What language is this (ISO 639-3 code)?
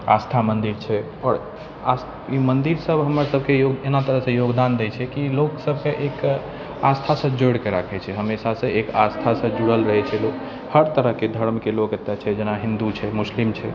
mai